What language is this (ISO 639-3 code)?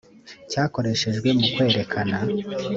kin